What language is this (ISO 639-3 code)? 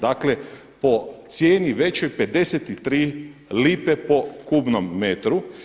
hrv